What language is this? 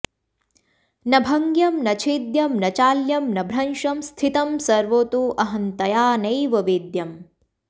Sanskrit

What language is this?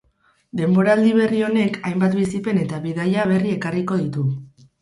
Basque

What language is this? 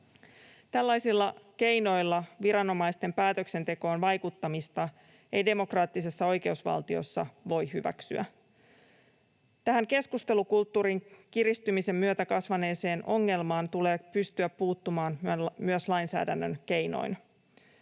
Finnish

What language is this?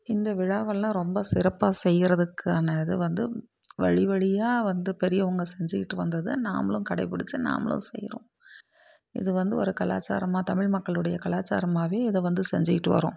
Tamil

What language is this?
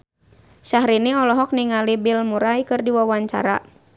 Sundanese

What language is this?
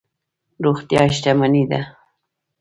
Pashto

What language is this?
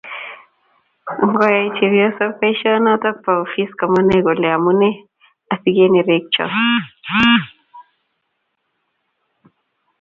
Kalenjin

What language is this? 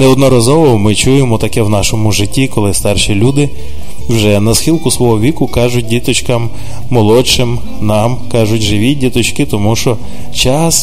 Ukrainian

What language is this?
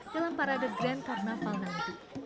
Indonesian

